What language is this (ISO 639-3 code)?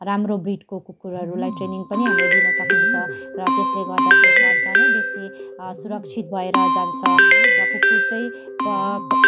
nep